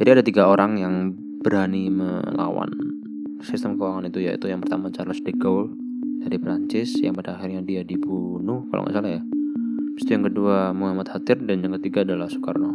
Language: Indonesian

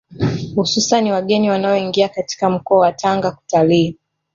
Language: Swahili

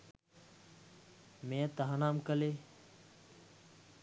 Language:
Sinhala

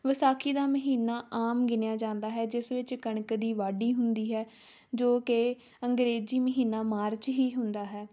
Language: Punjabi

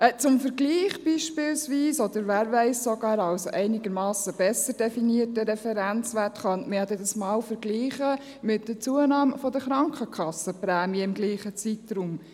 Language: Swiss German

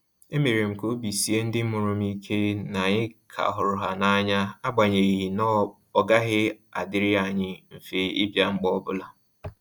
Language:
Igbo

